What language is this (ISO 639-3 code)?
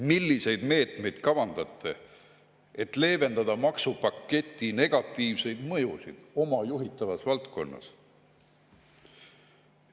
est